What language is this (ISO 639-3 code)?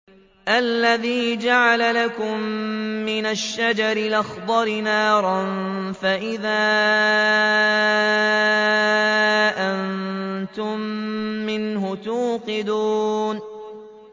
ara